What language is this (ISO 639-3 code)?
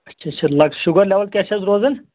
kas